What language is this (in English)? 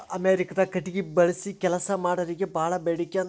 Kannada